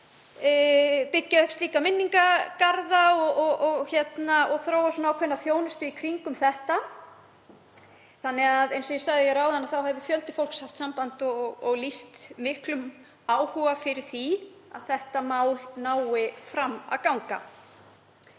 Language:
Icelandic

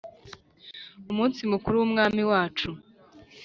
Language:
Kinyarwanda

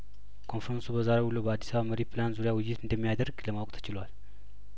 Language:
Amharic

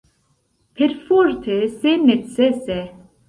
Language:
Esperanto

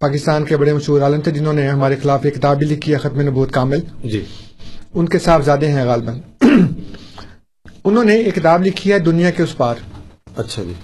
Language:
Urdu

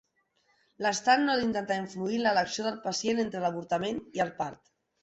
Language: Catalan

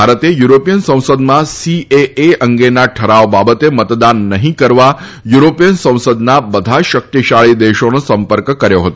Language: Gujarati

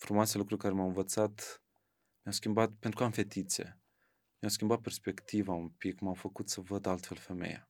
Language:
Romanian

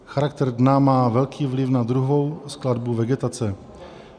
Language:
Czech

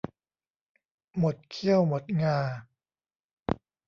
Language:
Thai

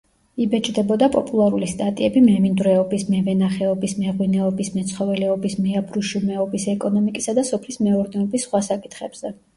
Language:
Georgian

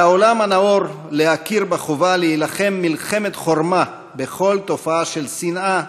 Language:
Hebrew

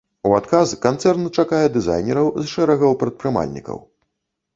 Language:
Belarusian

